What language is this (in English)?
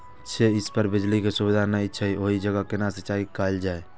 Maithili